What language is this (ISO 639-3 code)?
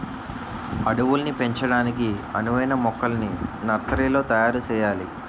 tel